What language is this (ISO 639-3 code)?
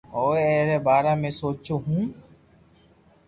lrk